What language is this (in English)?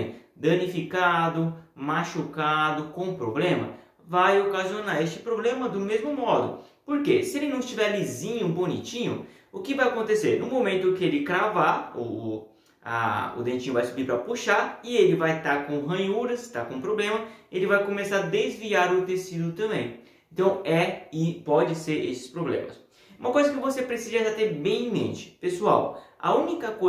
Portuguese